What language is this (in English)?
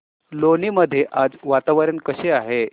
Marathi